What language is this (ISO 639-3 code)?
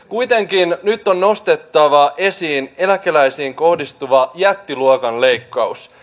fin